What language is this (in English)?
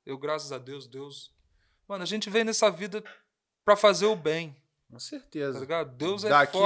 Portuguese